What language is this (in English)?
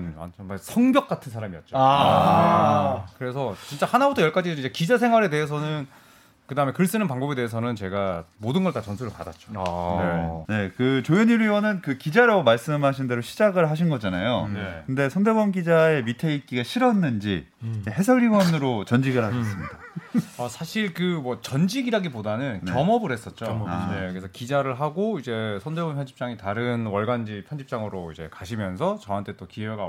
Korean